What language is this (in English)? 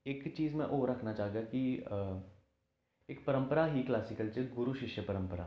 Dogri